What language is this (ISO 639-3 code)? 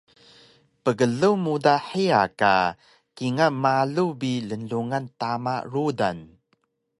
trv